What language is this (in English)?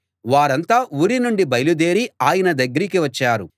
Telugu